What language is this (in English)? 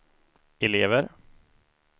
Swedish